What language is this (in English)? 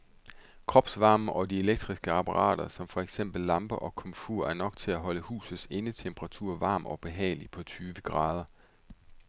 Danish